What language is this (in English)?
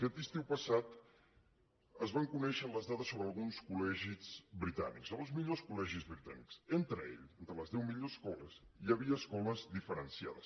Catalan